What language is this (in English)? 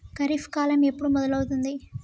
Telugu